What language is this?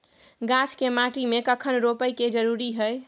Maithili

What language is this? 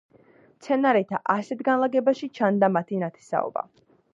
Georgian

